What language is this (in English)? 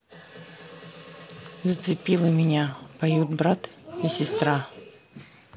Russian